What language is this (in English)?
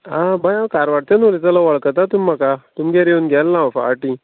Konkani